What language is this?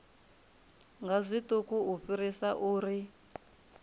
Venda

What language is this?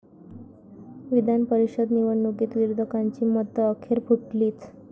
Marathi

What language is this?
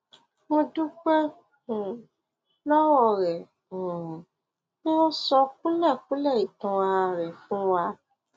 Yoruba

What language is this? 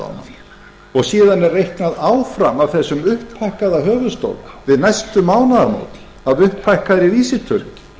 Icelandic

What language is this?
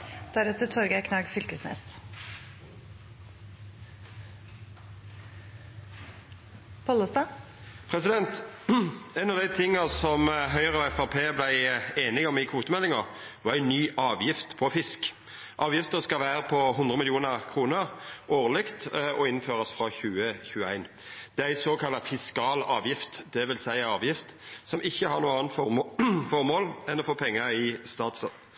Norwegian Nynorsk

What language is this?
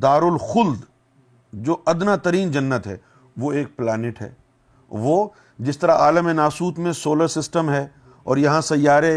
Urdu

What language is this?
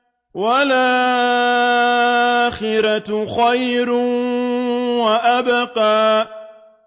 Arabic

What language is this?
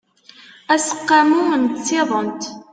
Kabyle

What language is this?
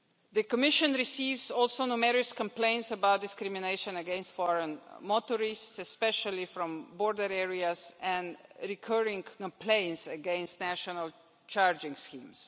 English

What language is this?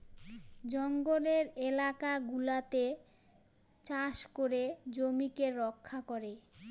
Bangla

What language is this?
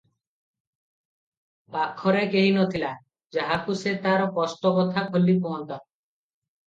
Odia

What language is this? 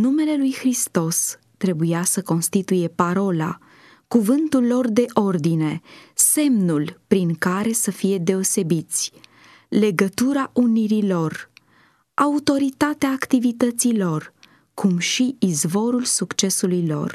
Romanian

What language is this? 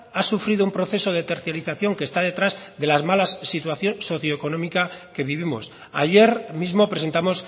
Spanish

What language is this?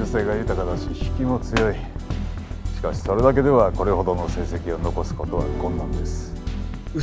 Japanese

